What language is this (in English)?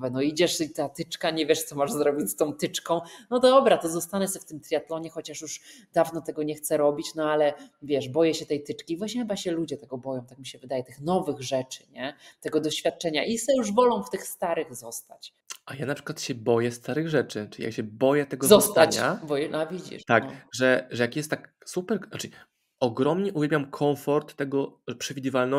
Polish